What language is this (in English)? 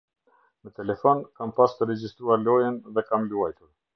Albanian